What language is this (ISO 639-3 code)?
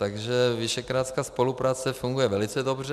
ces